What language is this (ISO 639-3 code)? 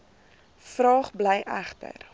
afr